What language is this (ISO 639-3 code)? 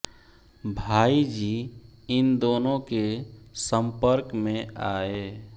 hin